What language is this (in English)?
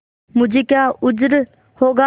Hindi